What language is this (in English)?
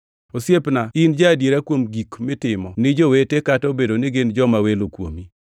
Luo (Kenya and Tanzania)